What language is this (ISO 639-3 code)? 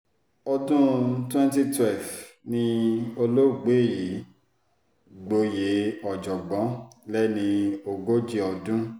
yor